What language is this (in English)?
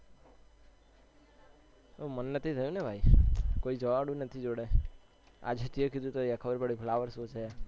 Gujarati